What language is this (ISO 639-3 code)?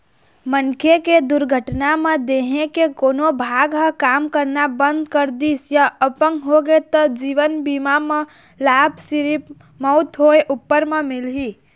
hne